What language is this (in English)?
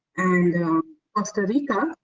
English